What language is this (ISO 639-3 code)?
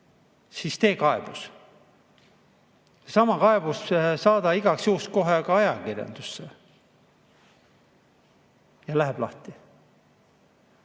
est